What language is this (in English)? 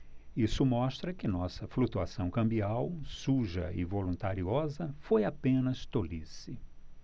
Portuguese